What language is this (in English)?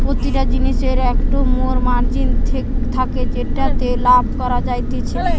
Bangla